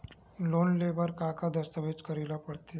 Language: Chhattisgarhi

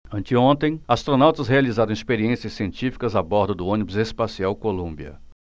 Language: Portuguese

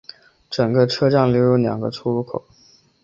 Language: Chinese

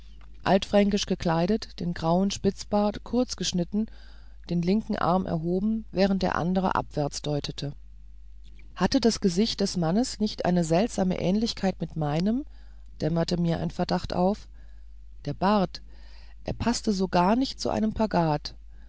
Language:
German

